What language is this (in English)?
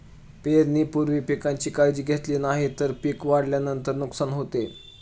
Marathi